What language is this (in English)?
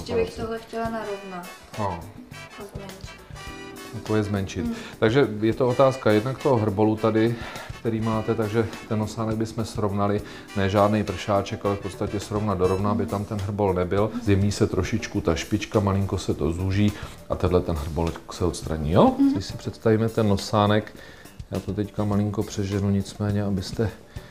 Czech